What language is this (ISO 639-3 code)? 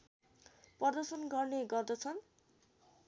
nep